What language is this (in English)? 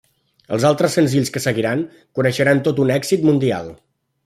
Catalan